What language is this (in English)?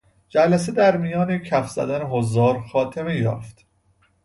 Persian